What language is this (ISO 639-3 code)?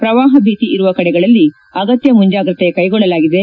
kan